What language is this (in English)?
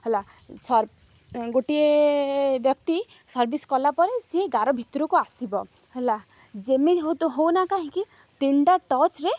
Odia